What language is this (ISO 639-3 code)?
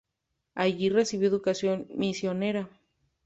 spa